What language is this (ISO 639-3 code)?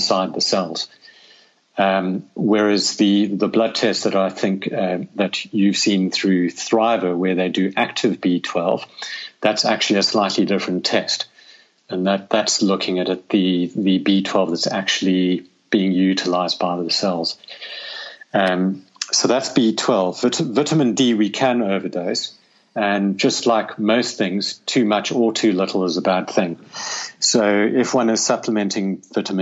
eng